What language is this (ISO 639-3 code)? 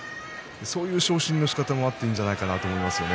jpn